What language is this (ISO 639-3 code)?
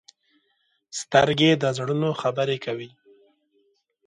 pus